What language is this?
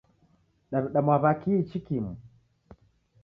Taita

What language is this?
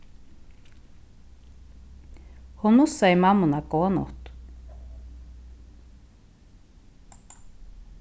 Faroese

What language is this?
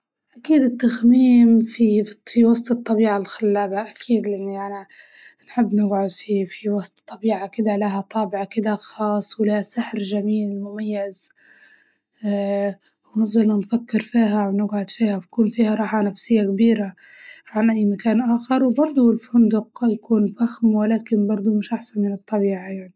Libyan Arabic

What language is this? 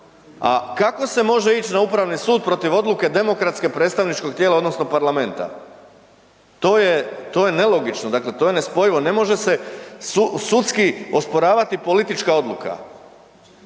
Croatian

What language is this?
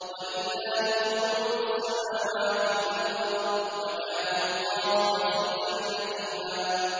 Arabic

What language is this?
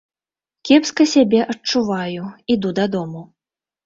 Belarusian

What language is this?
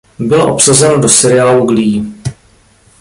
Czech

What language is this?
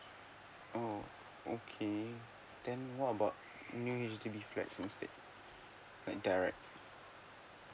English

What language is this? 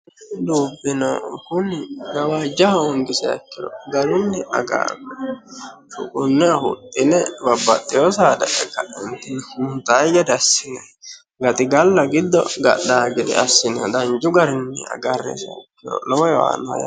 Sidamo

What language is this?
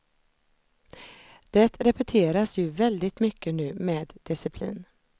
Swedish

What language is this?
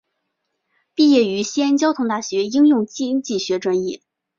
Chinese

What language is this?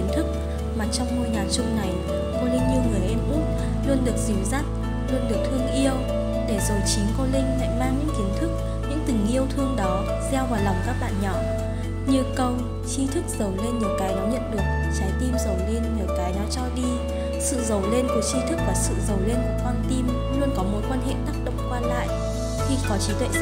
Vietnamese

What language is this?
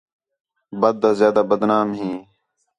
Khetrani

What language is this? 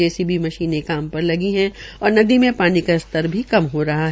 Hindi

